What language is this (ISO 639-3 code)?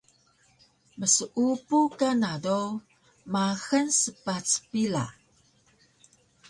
trv